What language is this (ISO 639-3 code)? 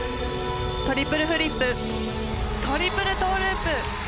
jpn